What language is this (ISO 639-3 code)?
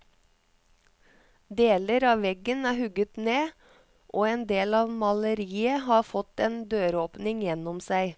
nor